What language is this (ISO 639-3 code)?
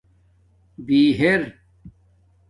dmk